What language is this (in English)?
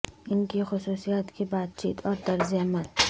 Urdu